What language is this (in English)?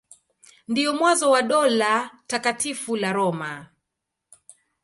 Swahili